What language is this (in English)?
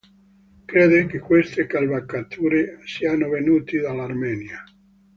Italian